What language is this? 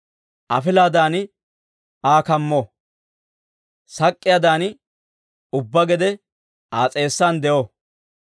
Dawro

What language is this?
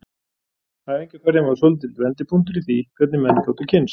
Icelandic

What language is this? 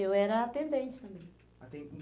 Portuguese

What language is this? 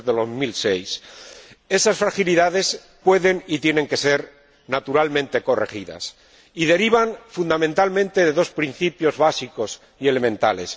Spanish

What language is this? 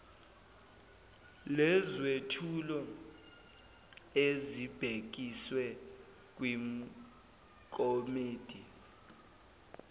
Zulu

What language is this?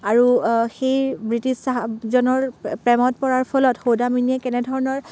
Assamese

